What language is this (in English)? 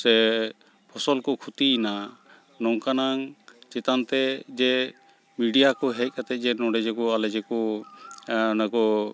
Santali